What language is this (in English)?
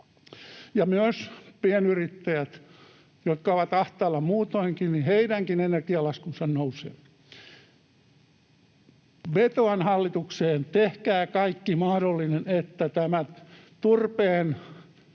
Finnish